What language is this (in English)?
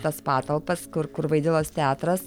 Lithuanian